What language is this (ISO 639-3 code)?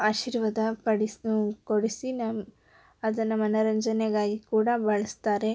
kan